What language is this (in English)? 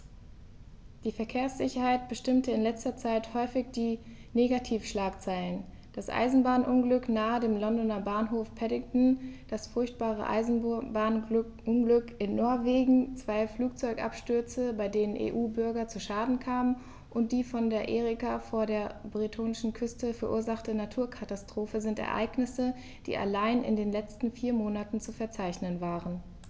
German